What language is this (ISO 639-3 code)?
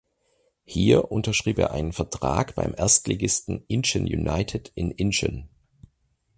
deu